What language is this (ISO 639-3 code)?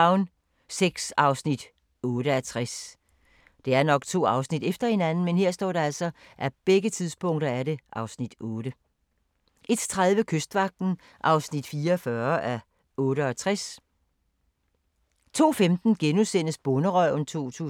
dan